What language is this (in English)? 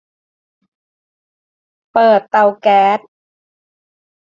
Thai